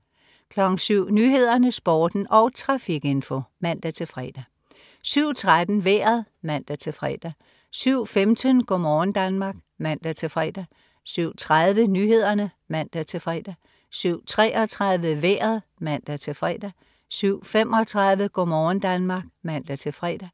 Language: Danish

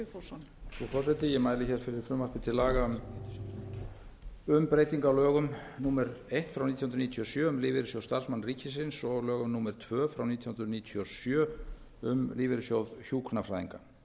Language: Icelandic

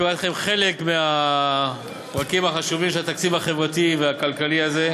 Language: Hebrew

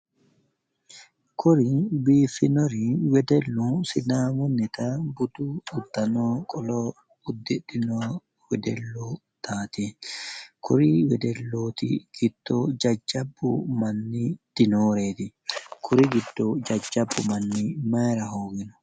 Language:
Sidamo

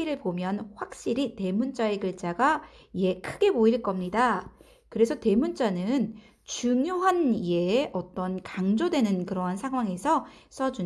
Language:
Korean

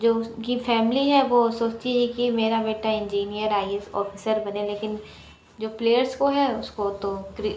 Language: Hindi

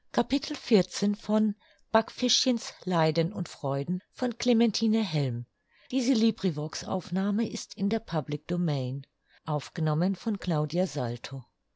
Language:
German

